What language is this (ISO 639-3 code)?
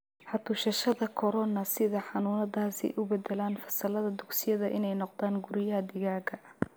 som